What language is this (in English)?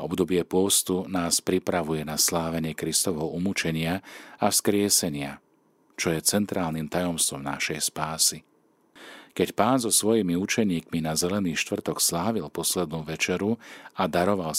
Slovak